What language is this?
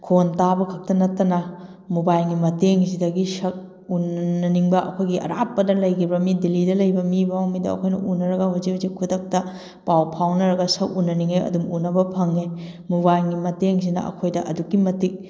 Manipuri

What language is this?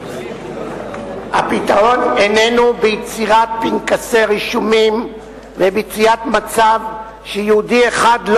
Hebrew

